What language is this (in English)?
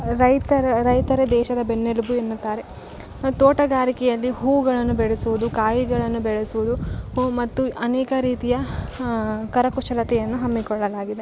Kannada